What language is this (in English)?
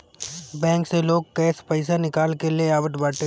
Bhojpuri